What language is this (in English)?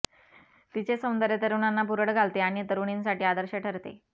Marathi